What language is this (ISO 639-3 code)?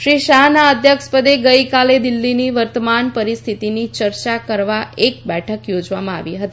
guj